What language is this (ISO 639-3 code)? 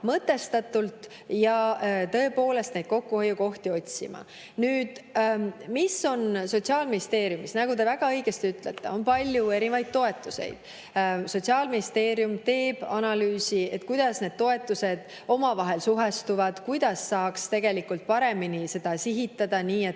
est